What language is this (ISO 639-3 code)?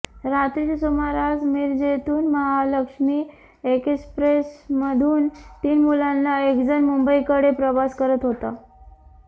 mar